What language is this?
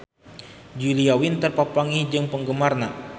Sundanese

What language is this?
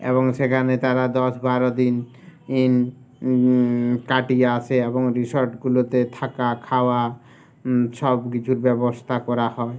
Bangla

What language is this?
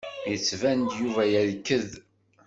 Kabyle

